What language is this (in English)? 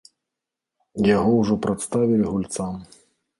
Belarusian